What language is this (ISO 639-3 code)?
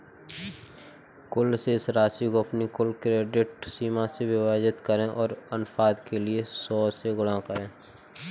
hin